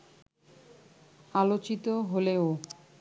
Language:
Bangla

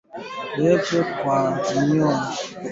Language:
Swahili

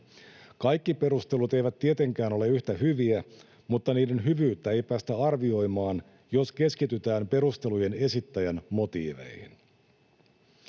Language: Finnish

